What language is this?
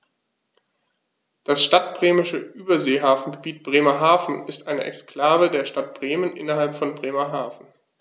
German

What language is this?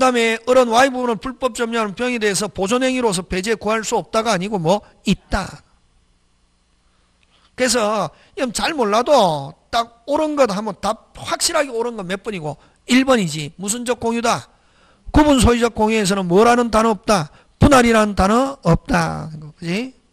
Korean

